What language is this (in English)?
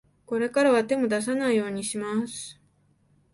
Japanese